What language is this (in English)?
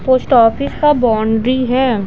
Hindi